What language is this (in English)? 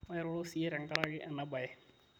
Masai